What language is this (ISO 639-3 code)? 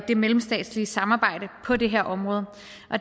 dan